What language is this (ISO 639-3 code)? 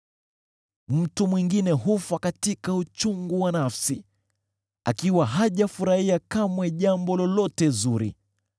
swa